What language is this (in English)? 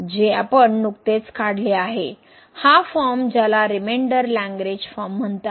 Marathi